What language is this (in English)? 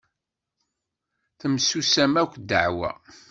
Kabyle